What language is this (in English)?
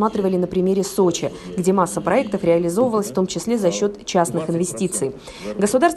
Russian